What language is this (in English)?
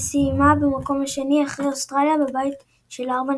Hebrew